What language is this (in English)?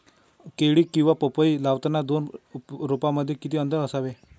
Marathi